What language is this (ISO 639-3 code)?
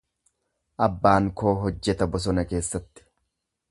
orm